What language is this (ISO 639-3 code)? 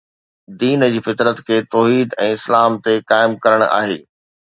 snd